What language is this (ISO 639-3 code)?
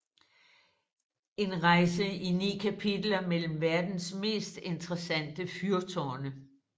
dan